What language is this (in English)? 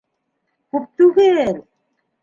Bashkir